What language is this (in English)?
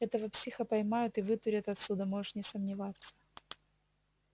Russian